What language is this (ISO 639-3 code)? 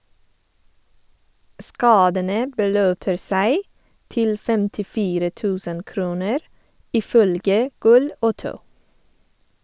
nor